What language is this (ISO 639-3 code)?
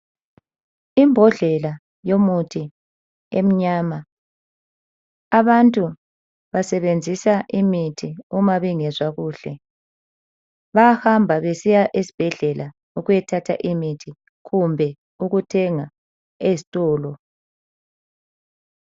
nde